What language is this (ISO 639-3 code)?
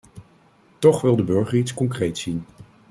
nld